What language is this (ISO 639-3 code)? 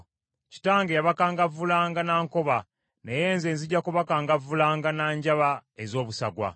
lug